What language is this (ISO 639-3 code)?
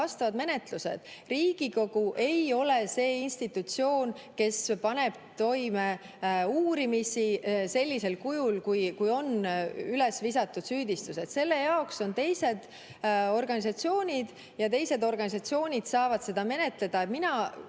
est